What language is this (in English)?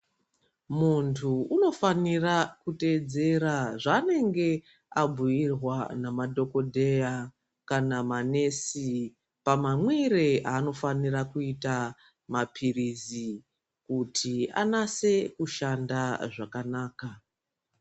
Ndau